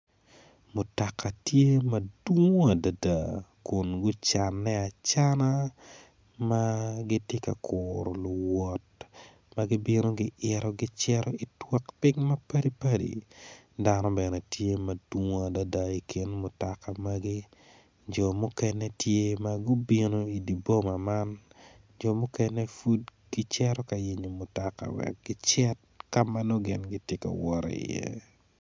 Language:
Acoli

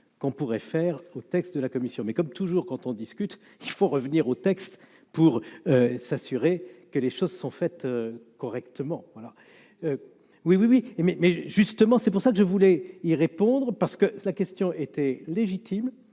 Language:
French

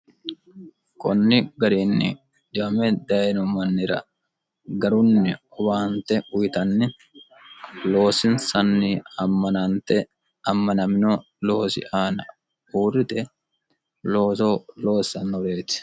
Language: Sidamo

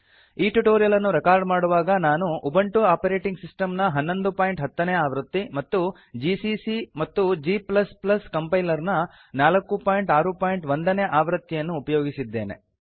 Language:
Kannada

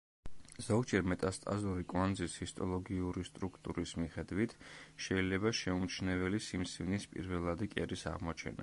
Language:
Georgian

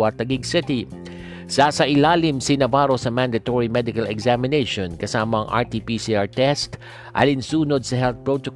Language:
Filipino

